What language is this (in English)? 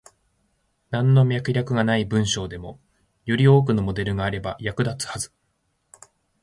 Japanese